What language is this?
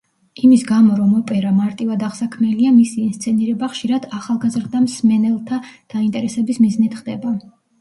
Georgian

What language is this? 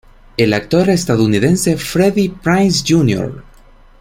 Spanish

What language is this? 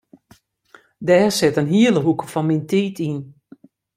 Western Frisian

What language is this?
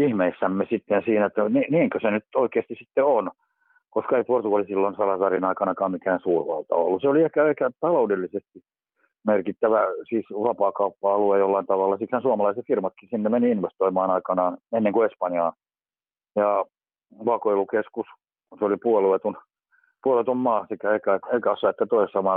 Finnish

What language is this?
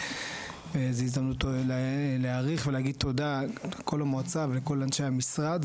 Hebrew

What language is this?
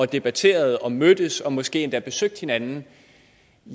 Danish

